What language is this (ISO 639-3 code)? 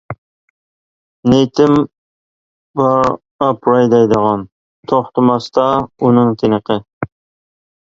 uig